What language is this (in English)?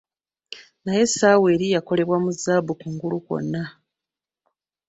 Ganda